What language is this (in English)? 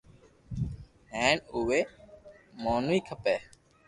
Loarki